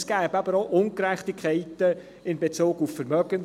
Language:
Swiss German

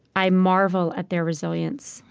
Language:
English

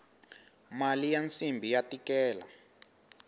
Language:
Tsonga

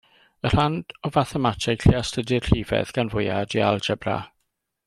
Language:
Welsh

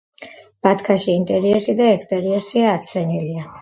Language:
Georgian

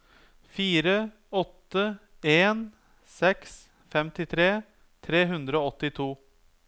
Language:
Norwegian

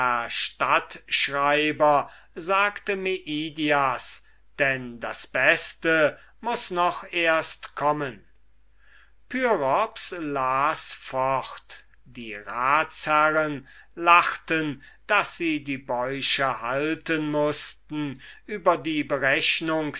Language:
German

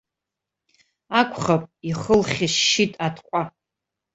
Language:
Abkhazian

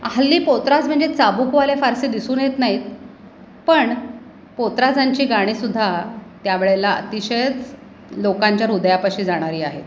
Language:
Marathi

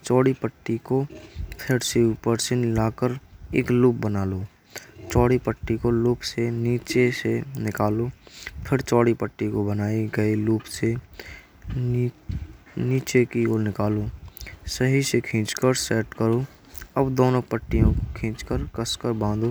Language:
Braj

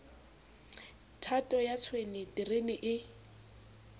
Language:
Southern Sotho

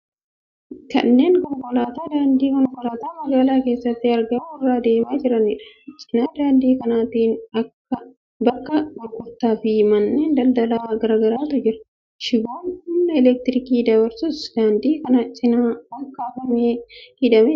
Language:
Oromo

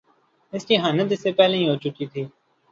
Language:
Urdu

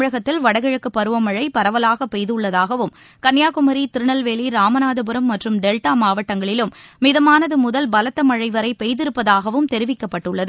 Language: Tamil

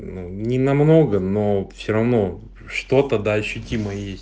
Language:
Russian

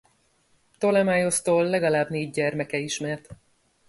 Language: Hungarian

